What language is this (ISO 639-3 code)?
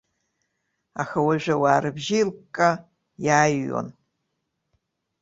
abk